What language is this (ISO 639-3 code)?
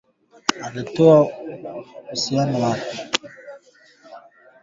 swa